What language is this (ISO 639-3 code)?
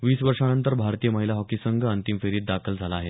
mar